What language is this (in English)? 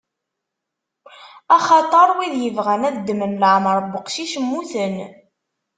Kabyle